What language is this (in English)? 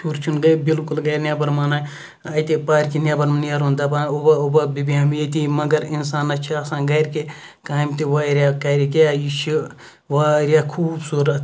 Kashmiri